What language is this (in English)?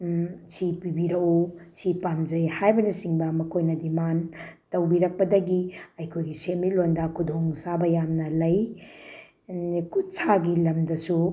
Manipuri